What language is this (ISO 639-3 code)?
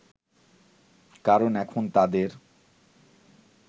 ben